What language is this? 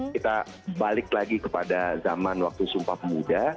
Indonesian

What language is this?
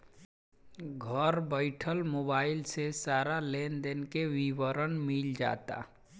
Bhojpuri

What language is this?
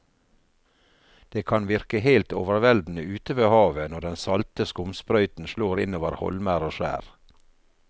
Norwegian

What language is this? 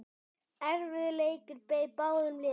Icelandic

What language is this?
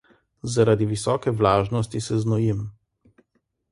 Slovenian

